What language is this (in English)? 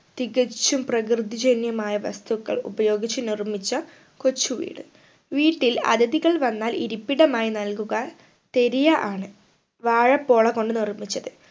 Malayalam